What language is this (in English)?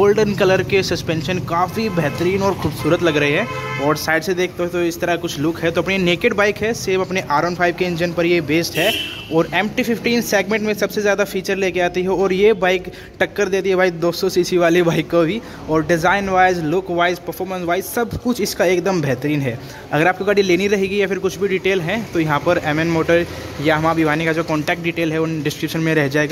Hindi